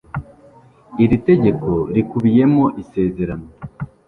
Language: Kinyarwanda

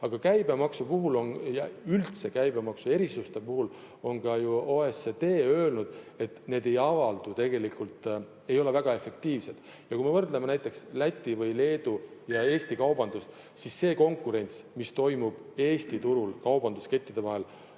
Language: Estonian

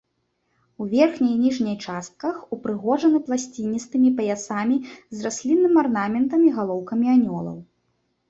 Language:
Belarusian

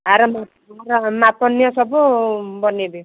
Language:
Odia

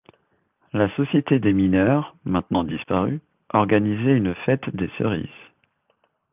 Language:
French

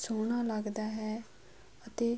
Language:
Punjabi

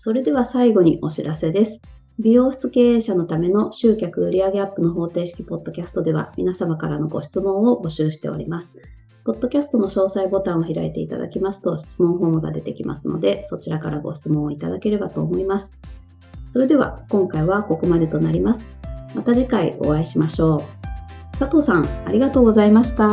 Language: Japanese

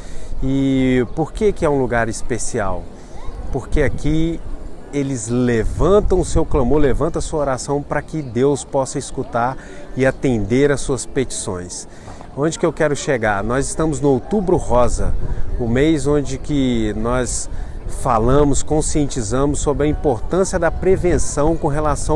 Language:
Portuguese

